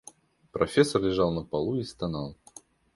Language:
Russian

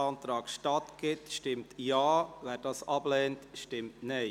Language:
Swiss German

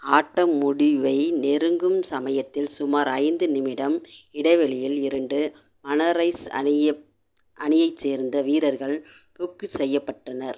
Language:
Tamil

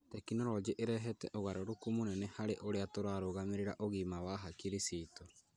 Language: Kikuyu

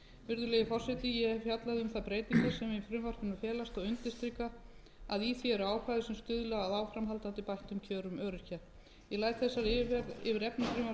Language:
Icelandic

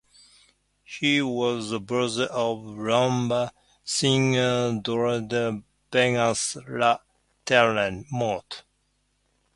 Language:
English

